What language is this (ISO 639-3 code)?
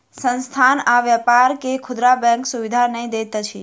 mai